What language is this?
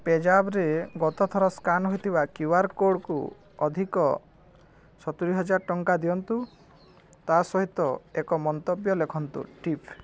Odia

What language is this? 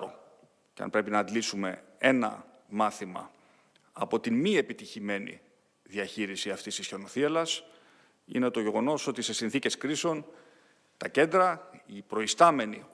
Greek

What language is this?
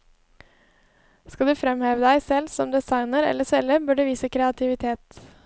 Norwegian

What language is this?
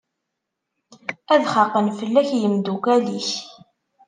Kabyle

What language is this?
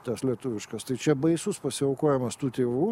Lithuanian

